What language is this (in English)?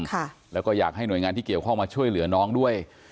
Thai